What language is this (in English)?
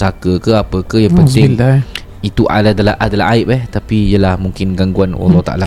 Malay